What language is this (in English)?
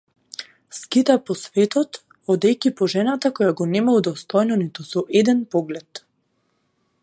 Macedonian